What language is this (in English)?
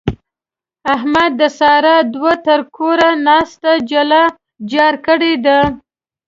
Pashto